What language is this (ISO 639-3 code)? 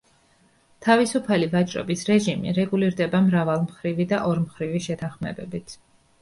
kat